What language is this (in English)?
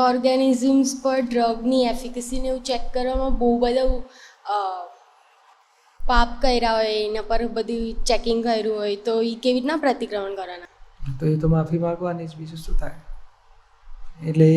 Gujarati